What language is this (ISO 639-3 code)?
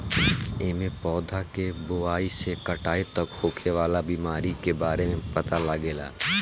bho